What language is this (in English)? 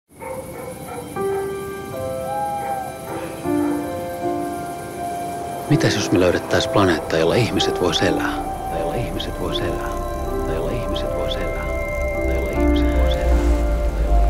Finnish